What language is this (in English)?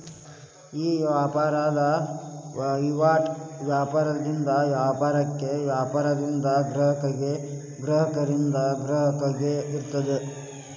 Kannada